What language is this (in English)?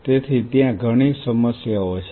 Gujarati